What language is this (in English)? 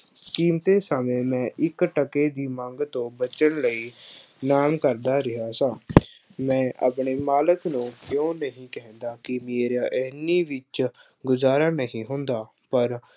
Punjabi